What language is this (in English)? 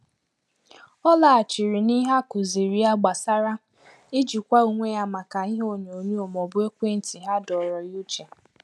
Igbo